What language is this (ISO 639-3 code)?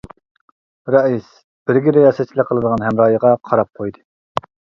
uig